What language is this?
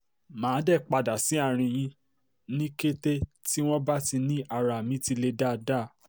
Yoruba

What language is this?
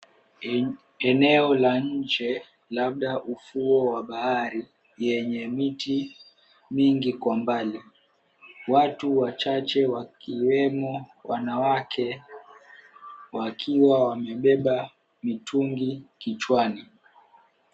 Swahili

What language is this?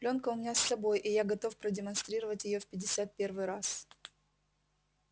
Russian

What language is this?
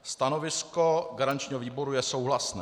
Czech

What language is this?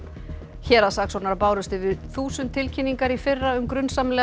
Icelandic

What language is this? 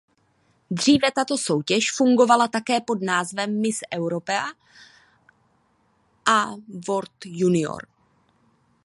Czech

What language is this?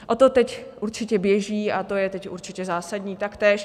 Czech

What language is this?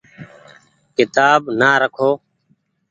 Goaria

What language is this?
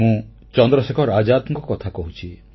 Odia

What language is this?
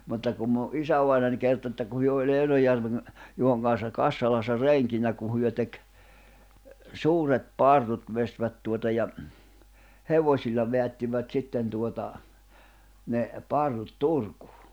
Finnish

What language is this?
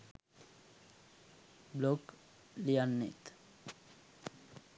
Sinhala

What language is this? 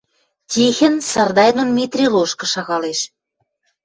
Western Mari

